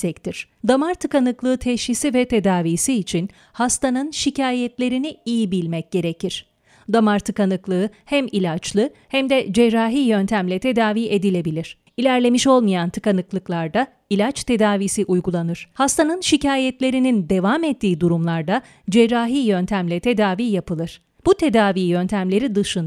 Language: Turkish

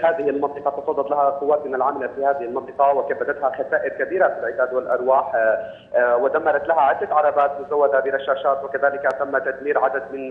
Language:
Arabic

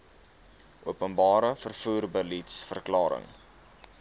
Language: Afrikaans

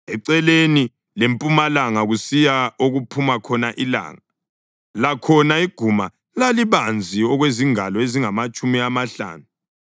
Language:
North Ndebele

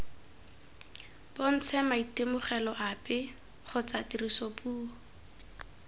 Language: Tswana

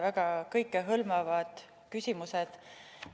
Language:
Estonian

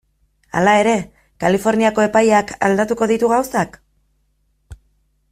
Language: Basque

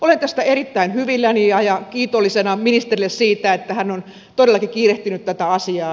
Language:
Finnish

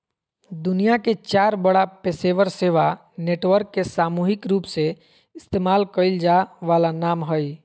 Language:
Magahi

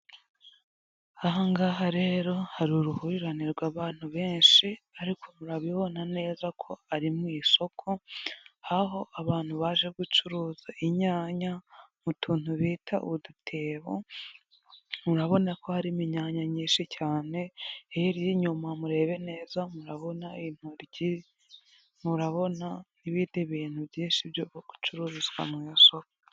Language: Kinyarwanda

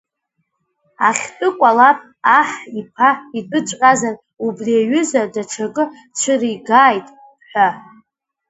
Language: Abkhazian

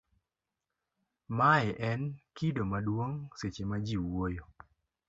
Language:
Luo (Kenya and Tanzania)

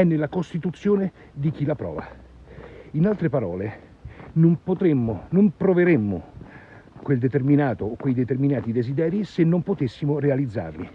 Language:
Italian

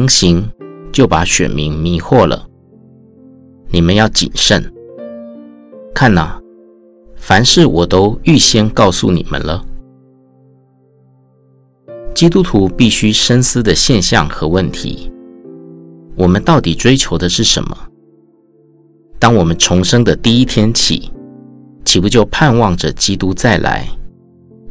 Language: Chinese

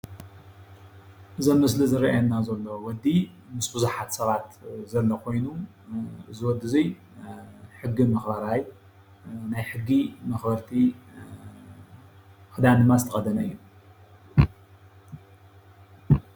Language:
Tigrinya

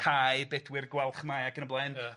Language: Welsh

